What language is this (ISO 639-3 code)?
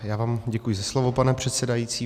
ces